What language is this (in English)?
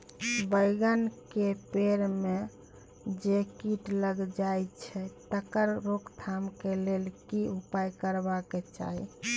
Maithili